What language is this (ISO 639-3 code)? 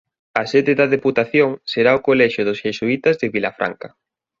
glg